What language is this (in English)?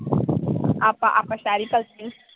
Punjabi